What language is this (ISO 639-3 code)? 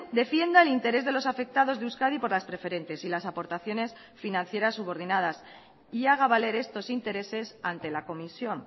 spa